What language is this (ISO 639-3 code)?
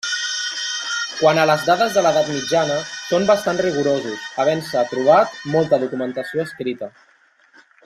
cat